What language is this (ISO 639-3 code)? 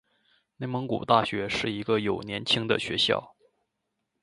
zho